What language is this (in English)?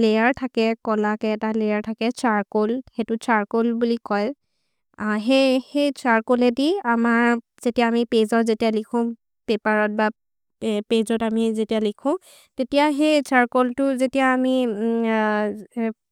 Maria (India)